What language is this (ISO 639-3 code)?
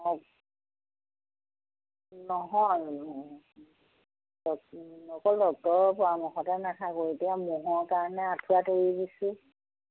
asm